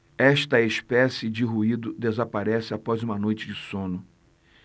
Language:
Portuguese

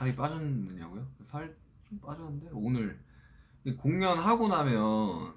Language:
Korean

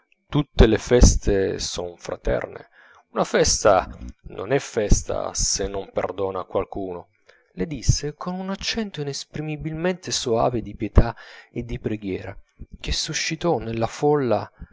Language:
Italian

